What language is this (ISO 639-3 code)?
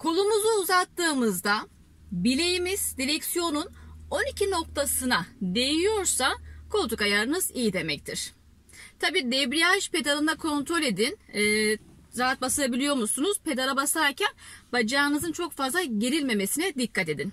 tur